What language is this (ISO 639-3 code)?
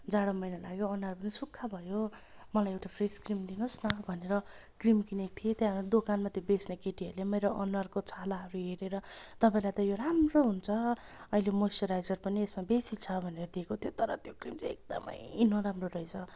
nep